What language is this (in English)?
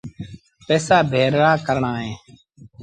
Sindhi Bhil